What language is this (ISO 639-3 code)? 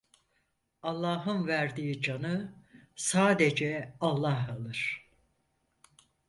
tur